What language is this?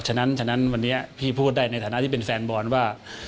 Thai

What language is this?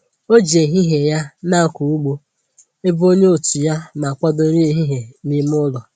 Igbo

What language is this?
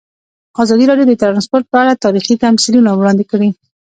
Pashto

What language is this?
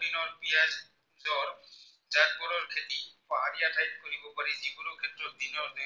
Assamese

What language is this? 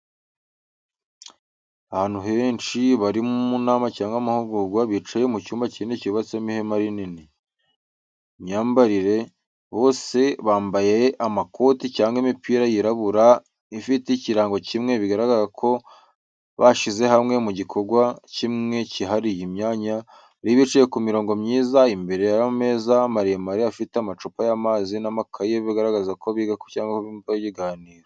Kinyarwanda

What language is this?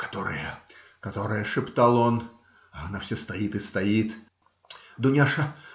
Russian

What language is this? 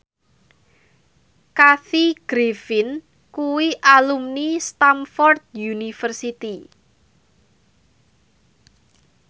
Javanese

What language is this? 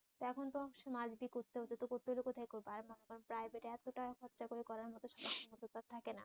Bangla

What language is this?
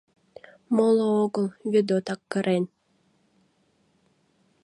Mari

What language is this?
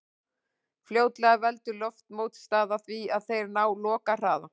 Icelandic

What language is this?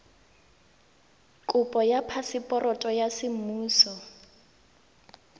Tswana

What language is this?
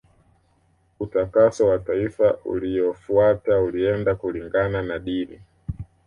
Swahili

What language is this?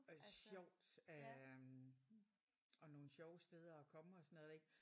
Danish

